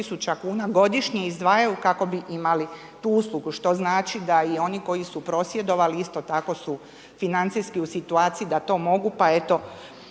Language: Croatian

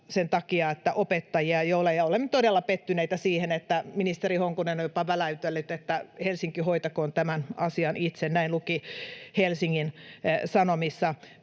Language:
Finnish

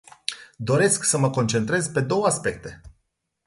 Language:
Romanian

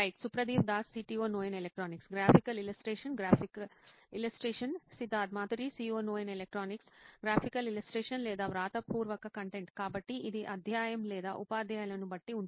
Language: Telugu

